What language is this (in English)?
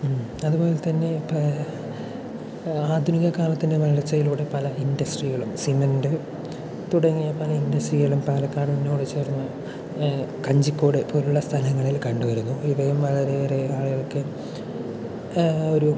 Malayalam